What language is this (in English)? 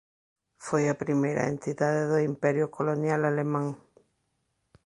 Galician